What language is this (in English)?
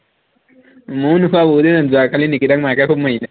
Assamese